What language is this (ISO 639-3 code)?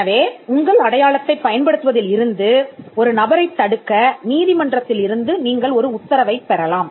tam